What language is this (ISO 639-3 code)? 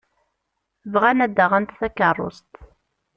kab